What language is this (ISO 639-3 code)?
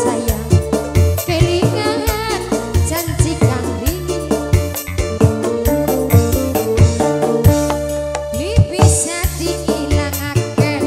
ind